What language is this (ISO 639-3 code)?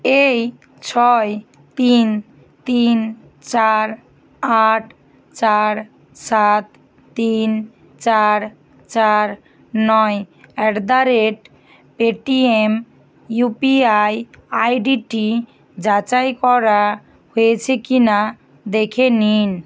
ben